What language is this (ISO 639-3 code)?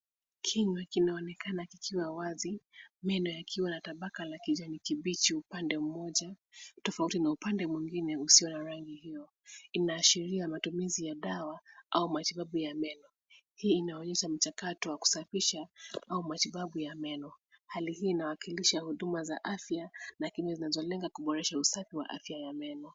swa